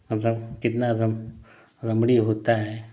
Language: Hindi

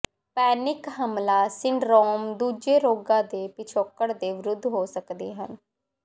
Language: Punjabi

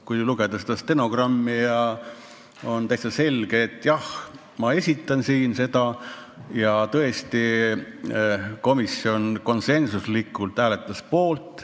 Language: Estonian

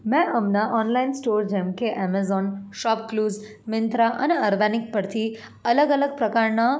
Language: Gujarati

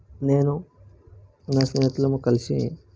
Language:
Telugu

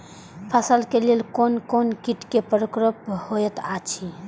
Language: Maithili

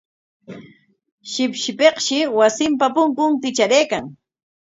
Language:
Corongo Ancash Quechua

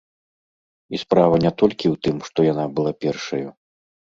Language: Belarusian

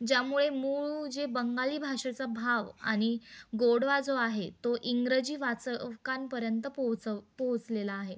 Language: Marathi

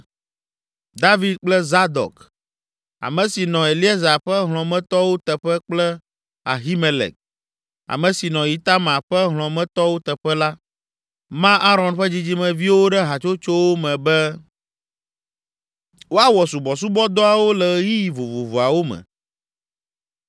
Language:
Ewe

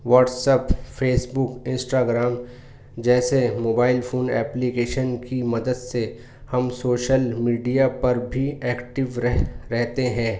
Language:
Urdu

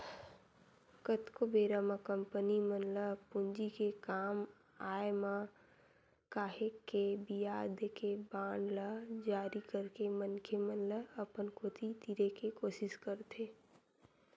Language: Chhattisgarhi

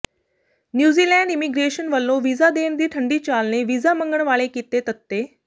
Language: Punjabi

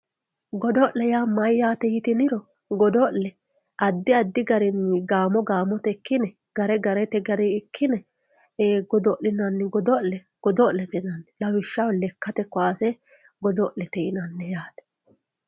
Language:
Sidamo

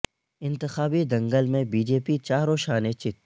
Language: Urdu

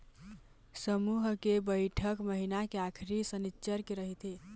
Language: Chhattisgarhi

